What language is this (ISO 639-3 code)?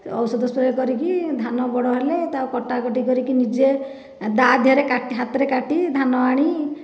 ori